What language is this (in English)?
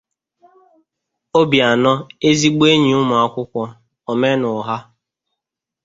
Igbo